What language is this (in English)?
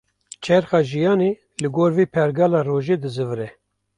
Kurdish